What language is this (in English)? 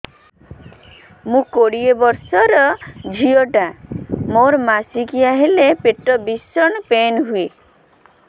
Odia